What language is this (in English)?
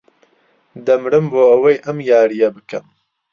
Central Kurdish